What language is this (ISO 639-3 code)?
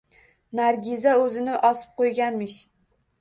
uzb